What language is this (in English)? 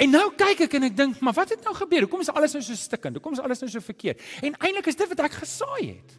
Dutch